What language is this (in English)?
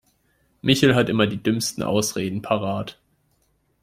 German